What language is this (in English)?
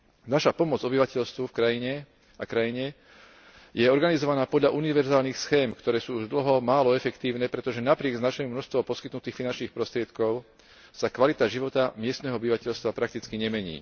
Slovak